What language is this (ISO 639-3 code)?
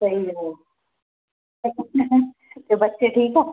pan